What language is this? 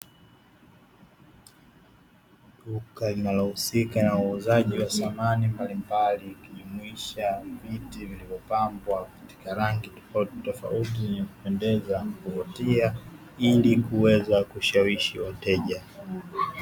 Swahili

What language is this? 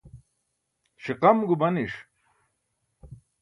Burushaski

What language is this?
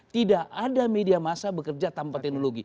Indonesian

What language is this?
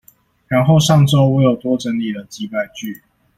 Chinese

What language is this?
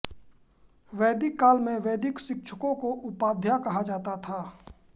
Hindi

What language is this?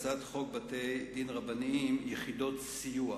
Hebrew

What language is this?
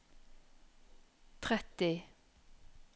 Norwegian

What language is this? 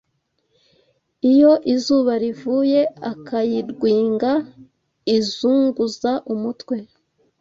Kinyarwanda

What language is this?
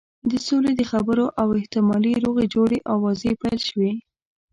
Pashto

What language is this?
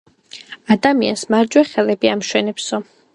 Georgian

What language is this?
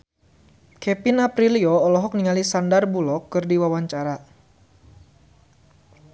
Sundanese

